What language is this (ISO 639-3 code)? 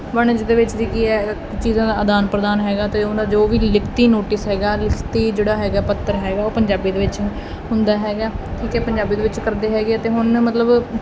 pan